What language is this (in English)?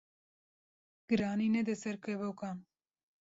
Kurdish